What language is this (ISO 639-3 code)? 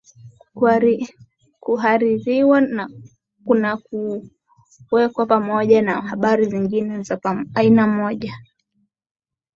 swa